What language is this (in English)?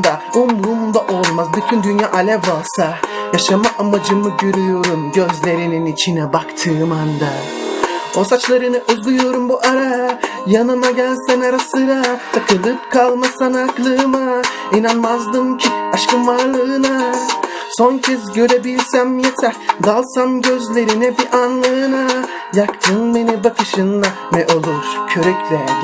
Turkish